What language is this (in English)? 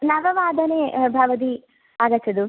Sanskrit